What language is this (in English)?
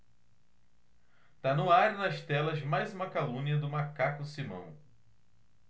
Portuguese